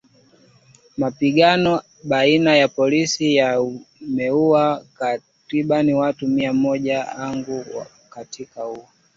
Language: Swahili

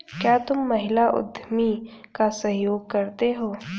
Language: Hindi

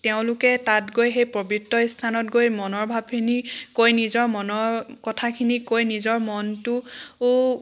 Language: Assamese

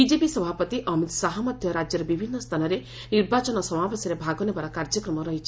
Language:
Odia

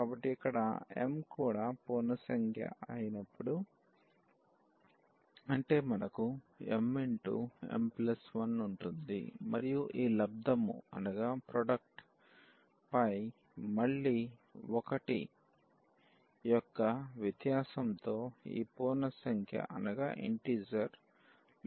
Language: Telugu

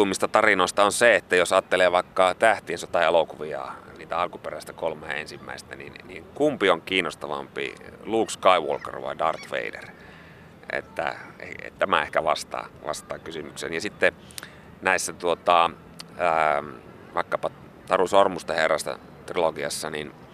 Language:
Finnish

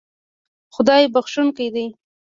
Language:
Pashto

